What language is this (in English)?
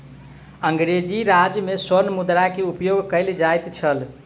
Maithili